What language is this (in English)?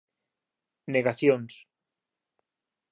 Galician